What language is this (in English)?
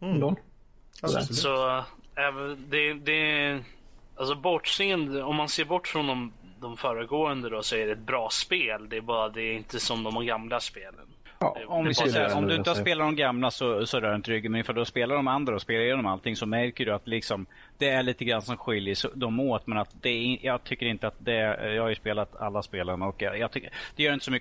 Swedish